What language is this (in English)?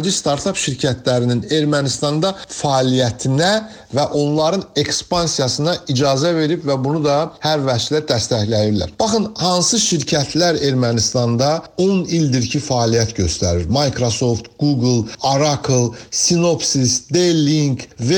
Turkish